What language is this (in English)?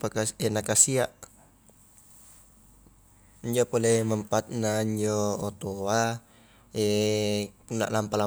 Highland Konjo